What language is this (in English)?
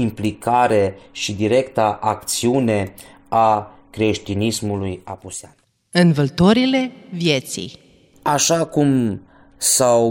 Romanian